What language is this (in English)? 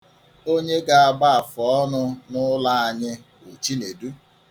Igbo